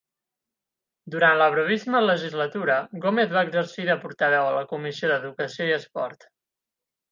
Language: Catalan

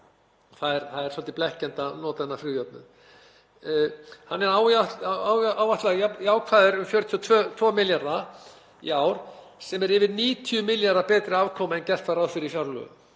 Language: Icelandic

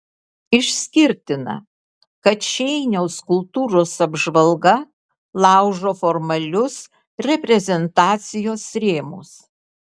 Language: Lithuanian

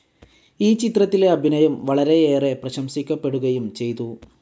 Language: Malayalam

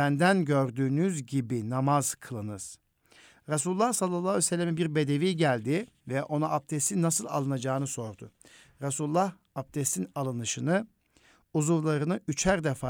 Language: Turkish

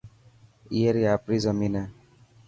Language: Dhatki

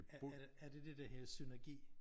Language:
Danish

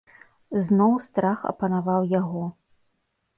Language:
Belarusian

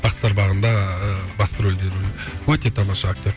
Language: Kazakh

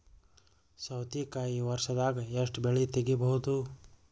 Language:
Kannada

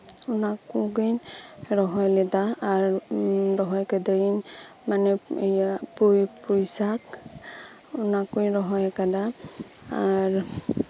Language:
Santali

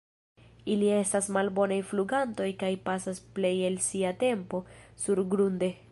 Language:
Esperanto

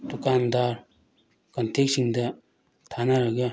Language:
Manipuri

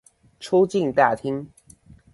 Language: Chinese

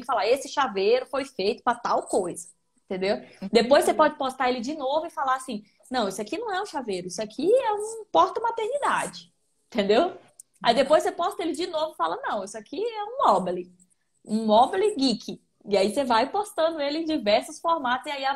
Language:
Portuguese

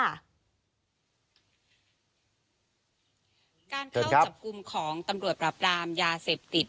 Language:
Thai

